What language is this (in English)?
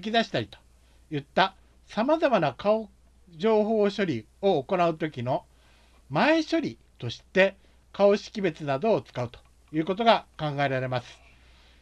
Japanese